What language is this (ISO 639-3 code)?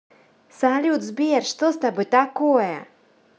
rus